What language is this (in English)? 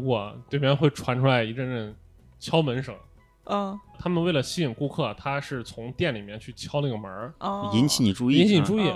Chinese